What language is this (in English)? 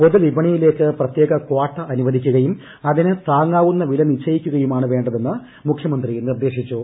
Malayalam